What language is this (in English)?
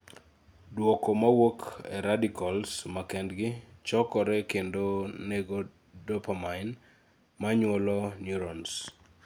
Luo (Kenya and Tanzania)